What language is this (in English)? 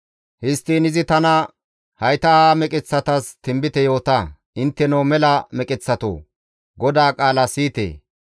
Gamo